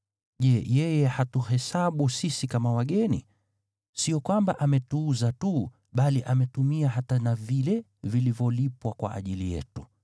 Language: Swahili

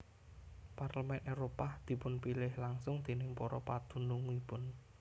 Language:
Javanese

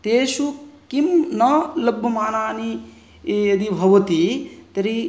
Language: Sanskrit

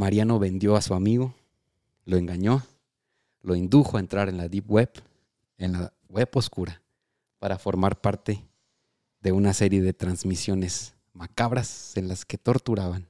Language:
Spanish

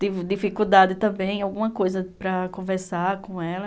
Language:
Portuguese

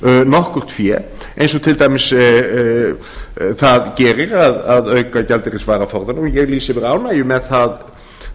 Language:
Icelandic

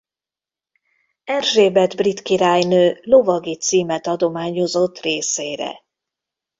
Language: Hungarian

